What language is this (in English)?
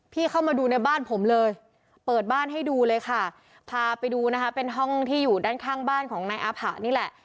Thai